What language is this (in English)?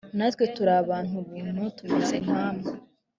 Kinyarwanda